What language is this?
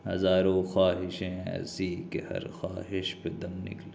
Urdu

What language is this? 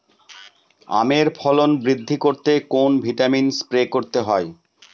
Bangla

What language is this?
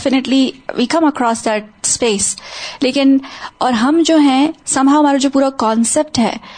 Urdu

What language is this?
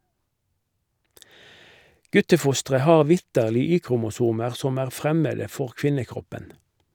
Norwegian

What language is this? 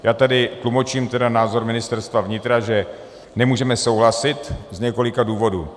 Czech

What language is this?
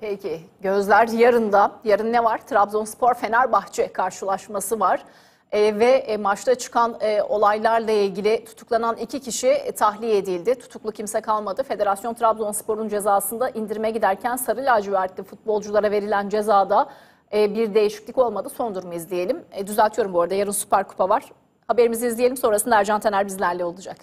Turkish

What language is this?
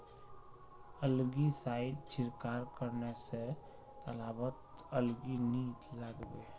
Magahi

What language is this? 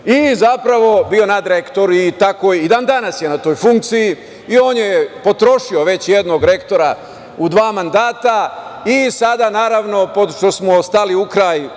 Serbian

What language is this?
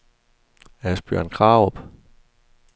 Danish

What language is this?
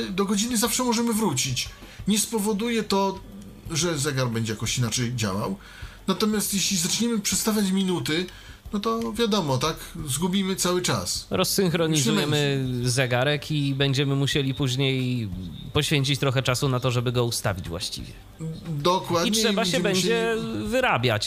Polish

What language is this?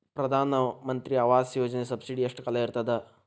Kannada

